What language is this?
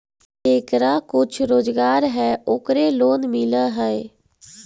Magahi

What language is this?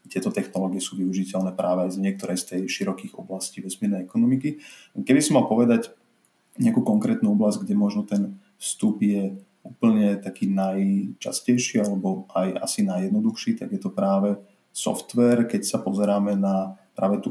Slovak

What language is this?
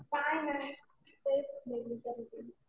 Marathi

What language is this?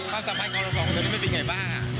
Thai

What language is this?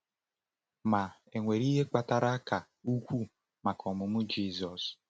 Igbo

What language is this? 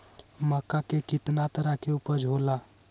Magahi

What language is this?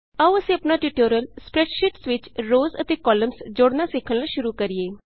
Punjabi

